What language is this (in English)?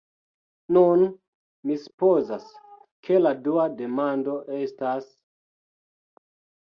Esperanto